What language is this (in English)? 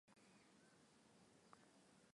Swahili